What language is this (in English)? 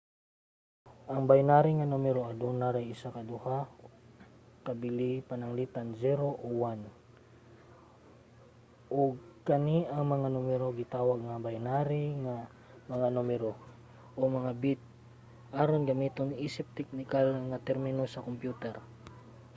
Cebuano